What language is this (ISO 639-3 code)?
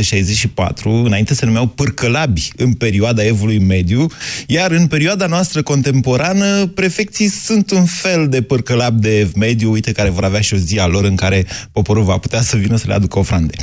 ron